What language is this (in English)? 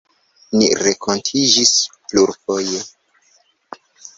Esperanto